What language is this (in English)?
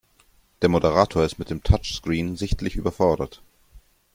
German